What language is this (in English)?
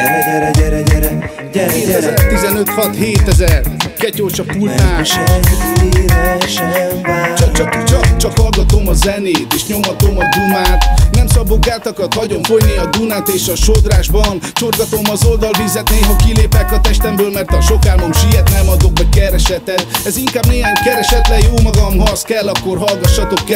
Hungarian